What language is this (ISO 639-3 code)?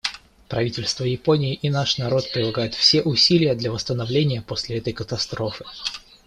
rus